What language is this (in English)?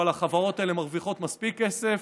Hebrew